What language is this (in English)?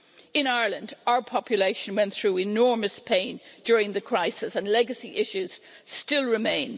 English